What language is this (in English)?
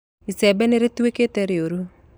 Kikuyu